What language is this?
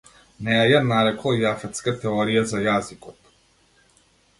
Macedonian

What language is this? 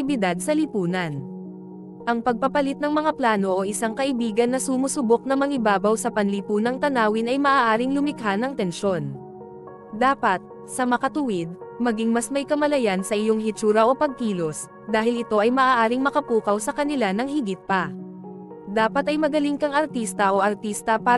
Filipino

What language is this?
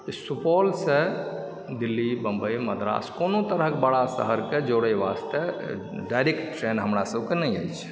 Maithili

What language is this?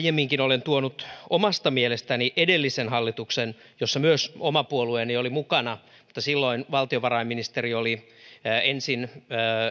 Finnish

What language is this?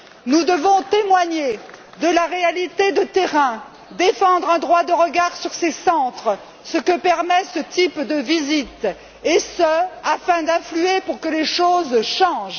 French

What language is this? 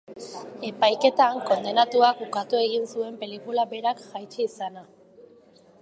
Basque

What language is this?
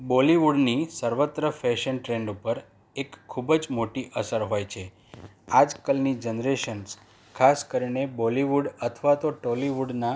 Gujarati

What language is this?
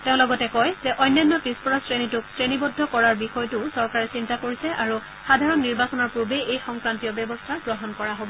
Assamese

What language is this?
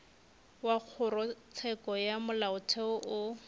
Northern Sotho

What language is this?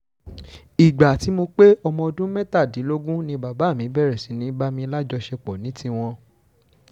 Yoruba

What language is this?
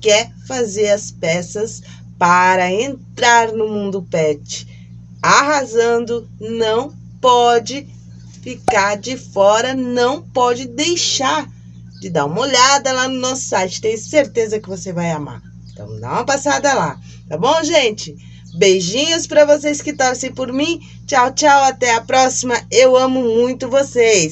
Portuguese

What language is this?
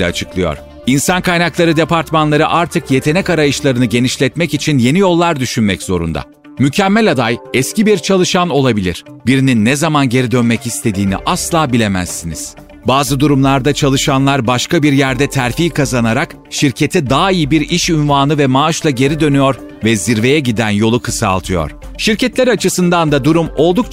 Turkish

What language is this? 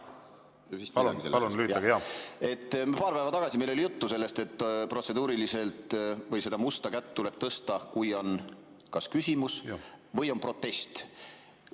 Estonian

